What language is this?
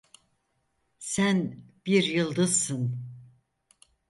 Turkish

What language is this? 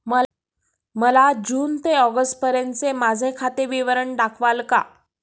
Marathi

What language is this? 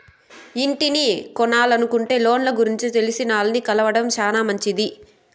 Telugu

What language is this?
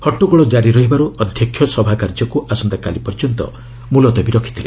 Odia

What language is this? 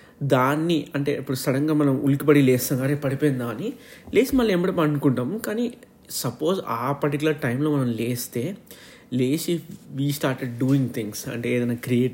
Telugu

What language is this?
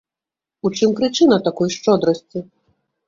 Belarusian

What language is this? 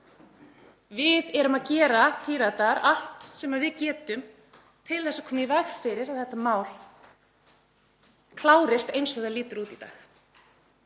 Icelandic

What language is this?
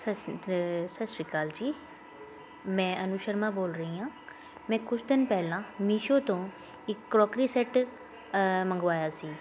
Punjabi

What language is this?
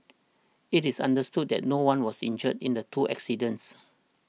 English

